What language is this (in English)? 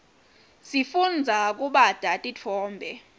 Swati